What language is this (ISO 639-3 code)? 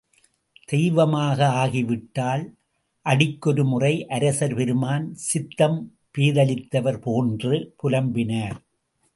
tam